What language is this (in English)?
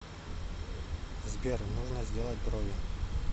Russian